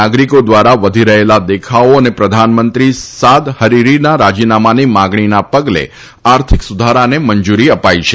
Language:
Gujarati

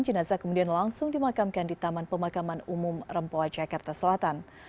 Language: Indonesian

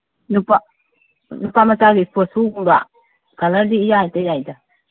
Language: Manipuri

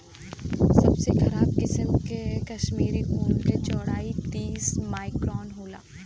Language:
Bhojpuri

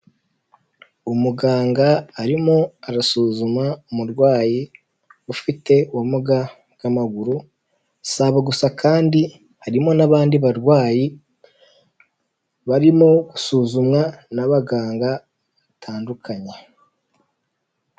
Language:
Kinyarwanda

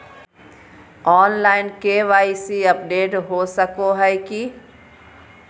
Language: Magahi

